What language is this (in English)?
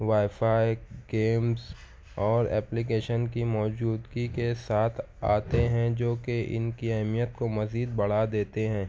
Urdu